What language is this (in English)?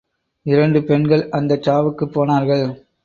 Tamil